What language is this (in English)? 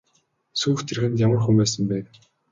Mongolian